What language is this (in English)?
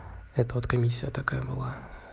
Russian